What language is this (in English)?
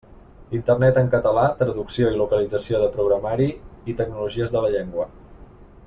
Catalan